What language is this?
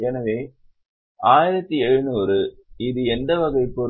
Tamil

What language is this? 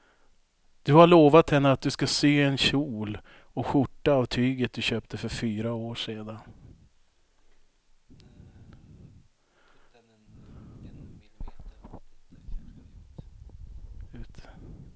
Swedish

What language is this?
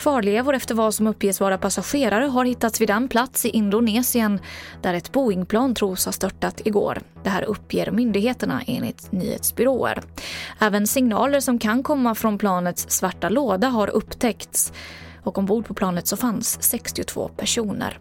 Swedish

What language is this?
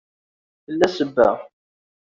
Kabyle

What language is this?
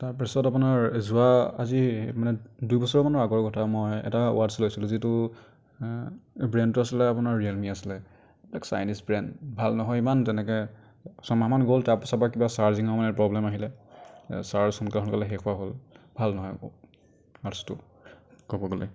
Assamese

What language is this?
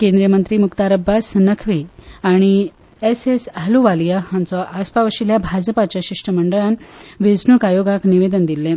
Konkani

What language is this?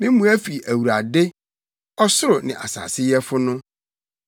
Akan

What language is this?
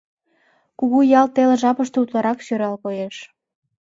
Mari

